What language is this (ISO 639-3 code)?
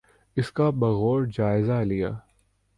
urd